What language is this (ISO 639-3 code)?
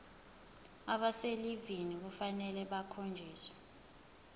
zul